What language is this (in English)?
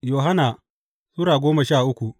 Hausa